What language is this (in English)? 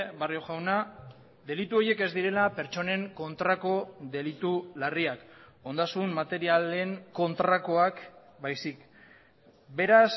Basque